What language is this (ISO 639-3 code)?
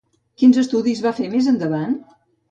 cat